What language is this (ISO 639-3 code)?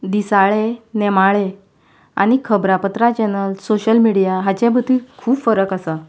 kok